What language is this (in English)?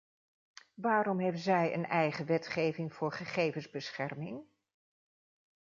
Dutch